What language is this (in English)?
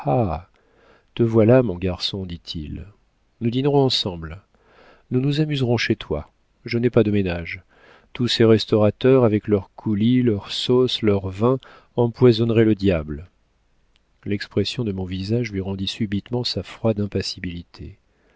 French